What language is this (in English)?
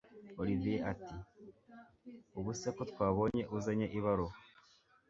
Kinyarwanda